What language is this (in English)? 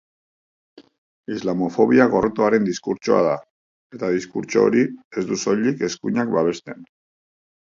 Basque